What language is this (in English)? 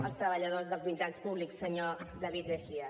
Catalan